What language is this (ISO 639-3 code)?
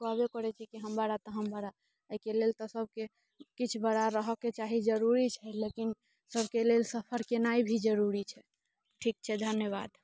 mai